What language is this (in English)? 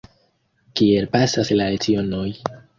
Esperanto